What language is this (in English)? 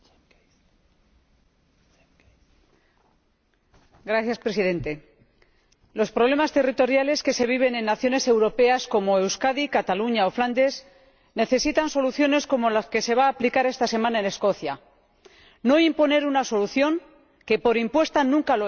Spanish